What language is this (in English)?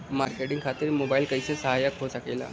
Bhojpuri